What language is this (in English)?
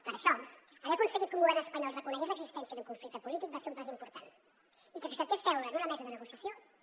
Catalan